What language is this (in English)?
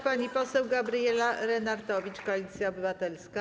Polish